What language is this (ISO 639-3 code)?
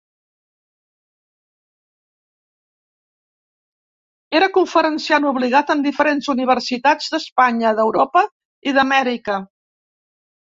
cat